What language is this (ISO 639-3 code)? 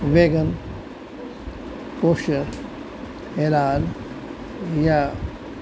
urd